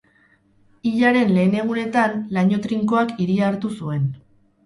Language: Basque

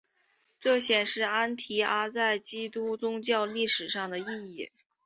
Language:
Chinese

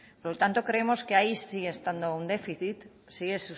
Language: Spanish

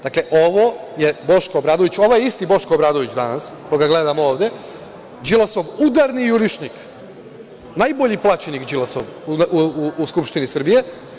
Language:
Serbian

